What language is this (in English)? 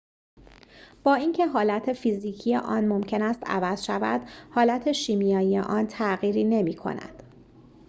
Persian